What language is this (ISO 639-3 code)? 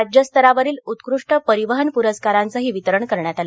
mar